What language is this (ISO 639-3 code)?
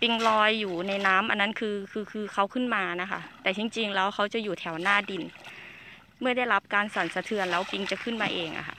tha